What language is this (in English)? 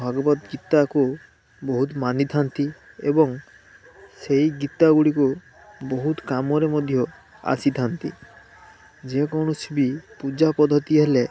Odia